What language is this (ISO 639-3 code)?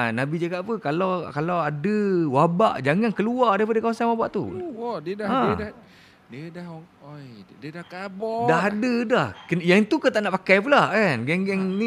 msa